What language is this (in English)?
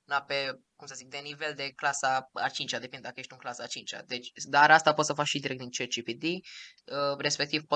Romanian